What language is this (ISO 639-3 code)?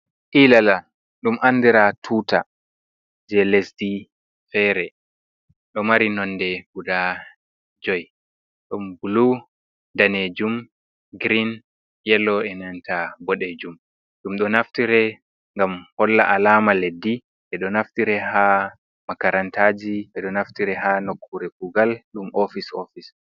ful